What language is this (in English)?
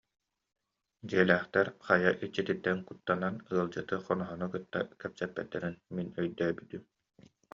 Yakut